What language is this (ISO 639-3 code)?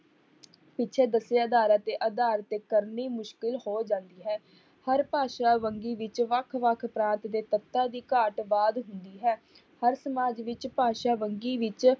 pan